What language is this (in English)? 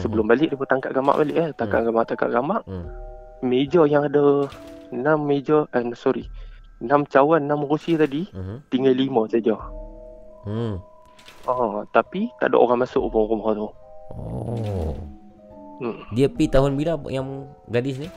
Malay